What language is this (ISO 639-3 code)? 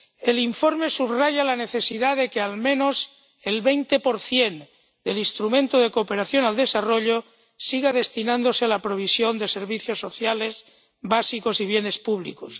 spa